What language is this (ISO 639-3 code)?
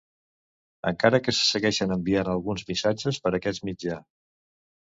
cat